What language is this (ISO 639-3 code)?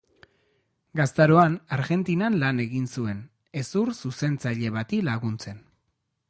eus